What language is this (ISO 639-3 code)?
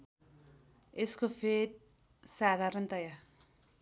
nep